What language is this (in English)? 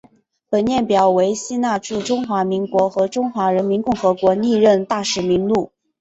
Chinese